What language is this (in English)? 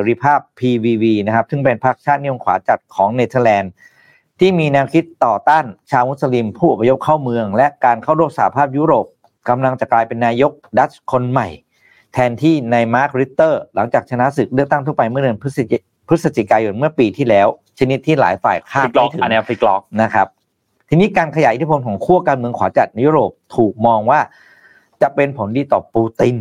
Thai